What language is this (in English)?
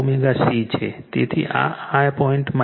Gujarati